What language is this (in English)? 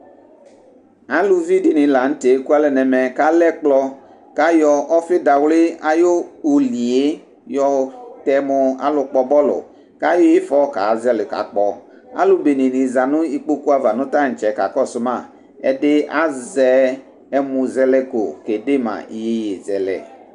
Ikposo